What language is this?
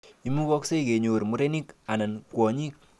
Kalenjin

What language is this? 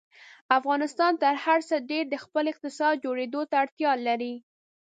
Pashto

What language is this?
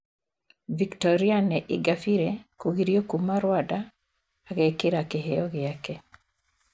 Kikuyu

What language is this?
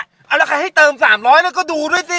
Thai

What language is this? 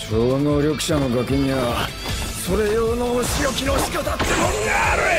Japanese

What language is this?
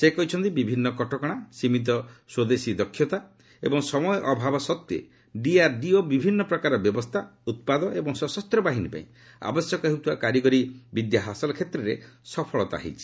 Odia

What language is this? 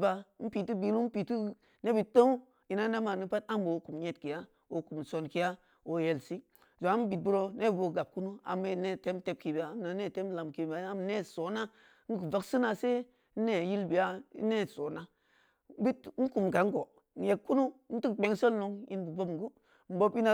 Samba Leko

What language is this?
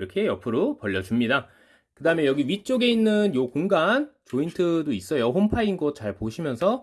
Korean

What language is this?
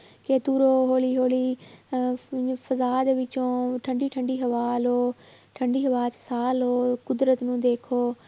Punjabi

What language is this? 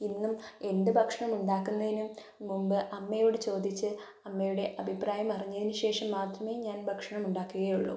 Malayalam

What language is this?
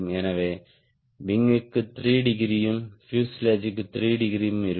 Tamil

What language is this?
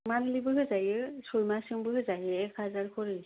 Bodo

